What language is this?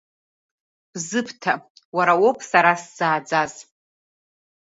Abkhazian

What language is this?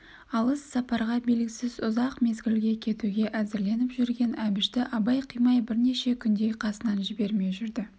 Kazakh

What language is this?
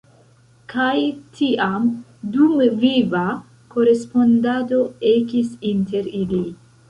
Esperanto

